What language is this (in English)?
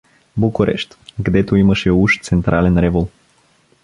Bulgarian